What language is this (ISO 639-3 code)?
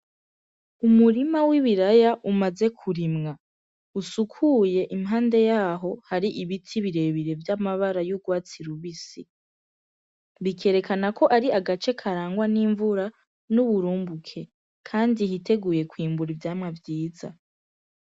run